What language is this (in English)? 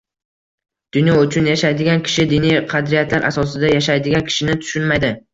Uzbek